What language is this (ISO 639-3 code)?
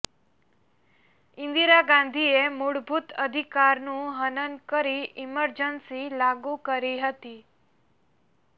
guj